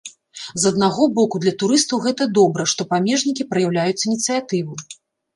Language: Belarusian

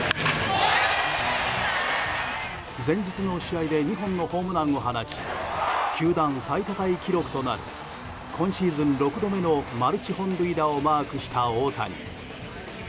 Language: Japanese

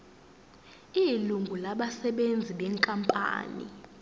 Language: Zulu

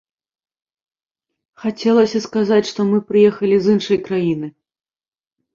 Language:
Belarusian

